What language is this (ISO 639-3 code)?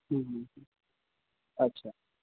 mai